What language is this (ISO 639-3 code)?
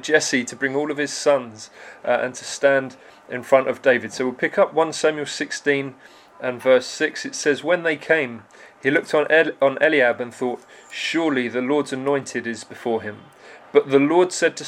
eng